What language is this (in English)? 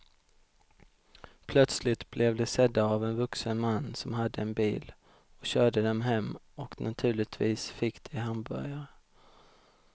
Swedish